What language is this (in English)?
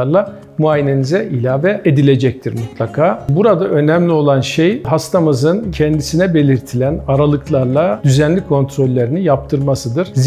Turkish